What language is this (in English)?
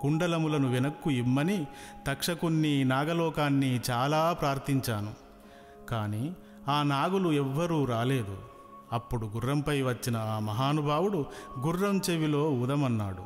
Telugu